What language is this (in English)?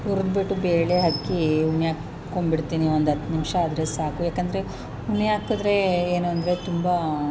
Kannada